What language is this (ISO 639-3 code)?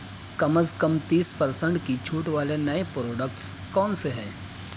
urd